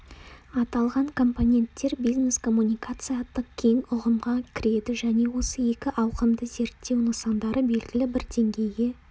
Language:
Kazakh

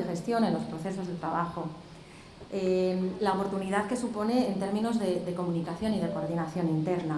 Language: Spanish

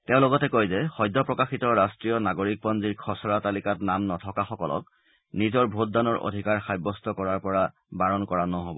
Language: Assamese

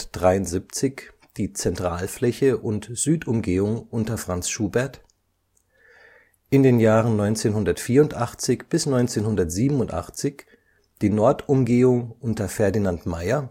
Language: German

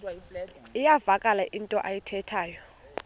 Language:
Xhosa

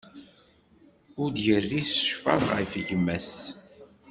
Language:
Kabyle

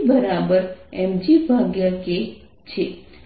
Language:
Gujarati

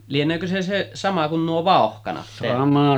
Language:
Finnish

